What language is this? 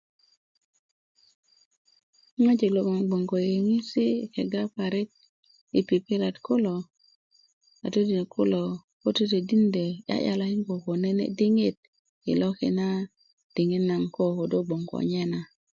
Kuku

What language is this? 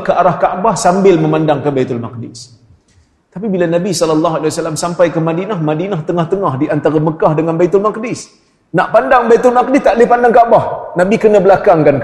Malay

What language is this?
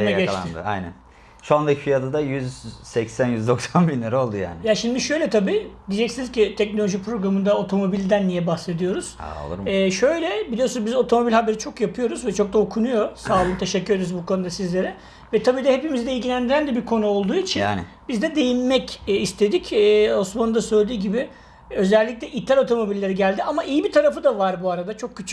Turkish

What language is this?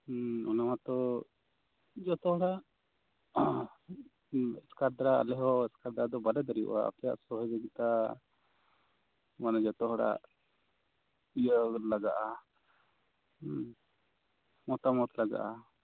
Santali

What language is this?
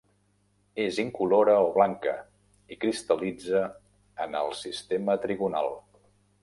Catalan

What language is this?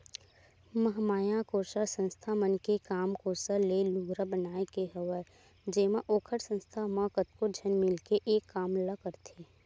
Chhattisgarhi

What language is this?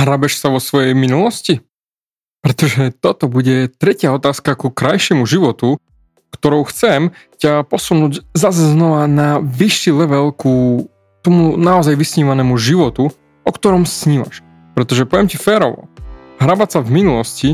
Slovak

